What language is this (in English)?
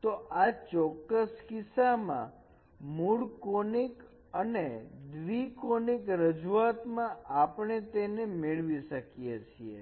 Gujarati